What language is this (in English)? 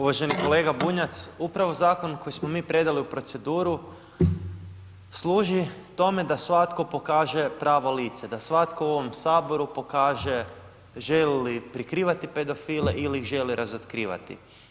Croatian